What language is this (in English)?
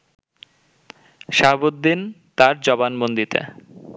Bangla